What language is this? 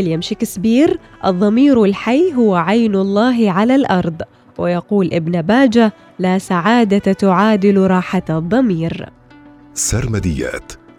Arabic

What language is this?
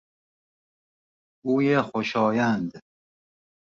Persian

